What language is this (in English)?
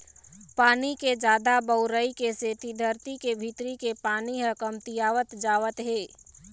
Chhattisgarhi